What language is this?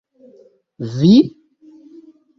Esperanto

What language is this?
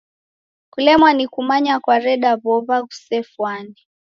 Taita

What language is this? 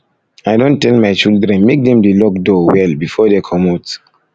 Nigerian Pidgin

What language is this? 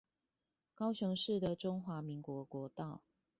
Chinese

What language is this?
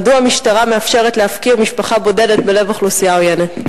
Hebrew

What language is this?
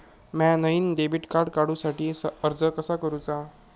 Marathi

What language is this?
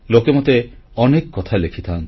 Odia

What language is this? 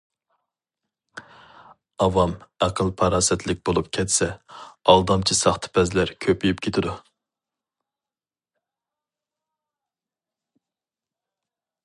Uyghur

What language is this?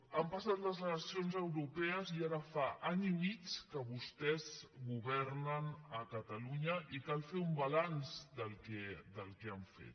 Catalan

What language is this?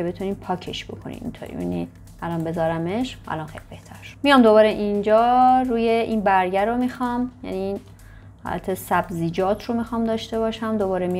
Persian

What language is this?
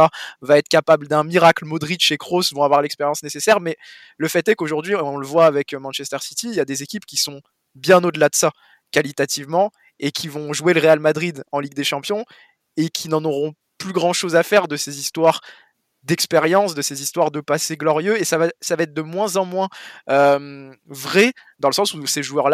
French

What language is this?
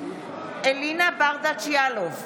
Hebrew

